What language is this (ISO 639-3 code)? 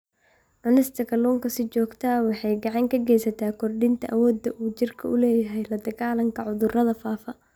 som